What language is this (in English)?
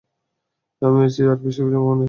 Bangla